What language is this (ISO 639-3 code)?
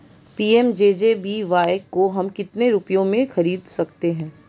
hin